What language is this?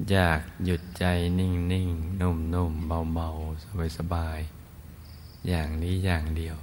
Thai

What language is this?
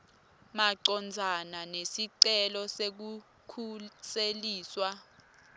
Swati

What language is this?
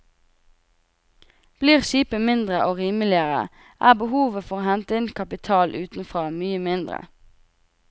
Norwegian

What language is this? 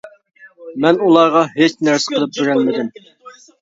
Uyghur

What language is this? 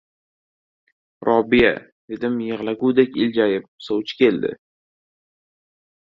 Uzbek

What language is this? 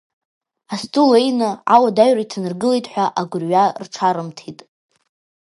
Abkhazian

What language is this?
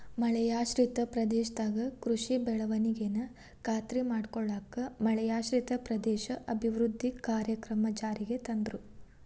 Kannada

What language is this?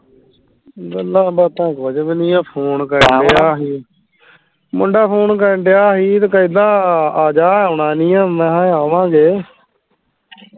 Punjabi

